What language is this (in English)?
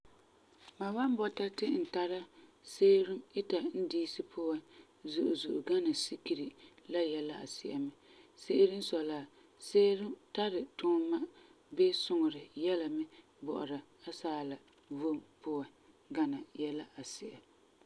Frafra